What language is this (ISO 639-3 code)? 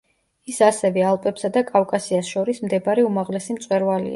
kat